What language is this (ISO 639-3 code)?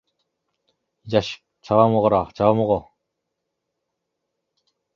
kor